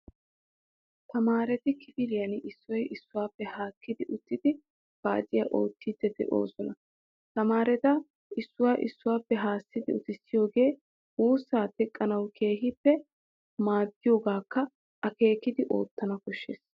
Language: Wolaytta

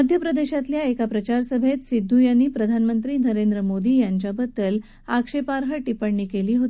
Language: Marathi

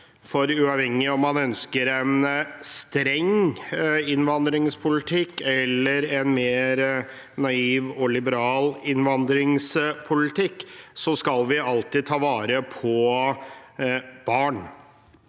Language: Norwegian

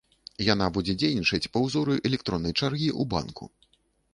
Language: Belarusian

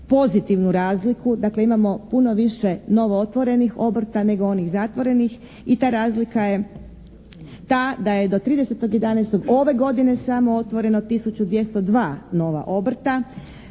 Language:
Croatian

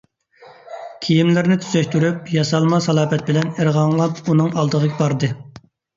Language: Uyghur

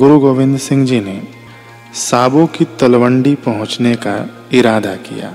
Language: Hindi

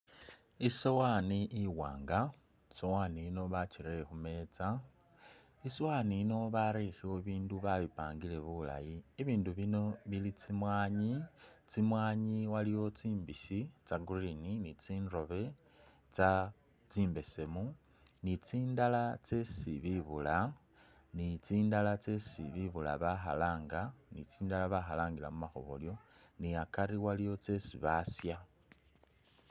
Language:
Masaaba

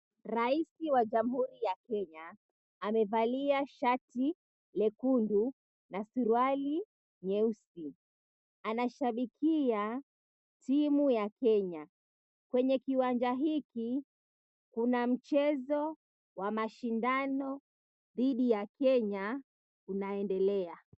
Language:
Swahili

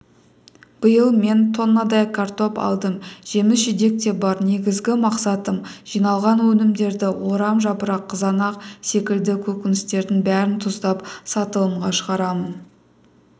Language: Kazakh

